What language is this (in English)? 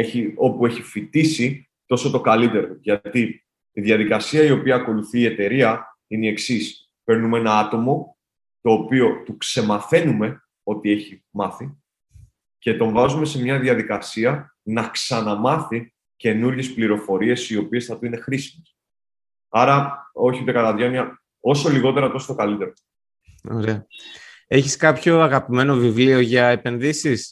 Greek